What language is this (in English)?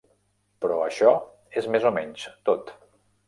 Catalan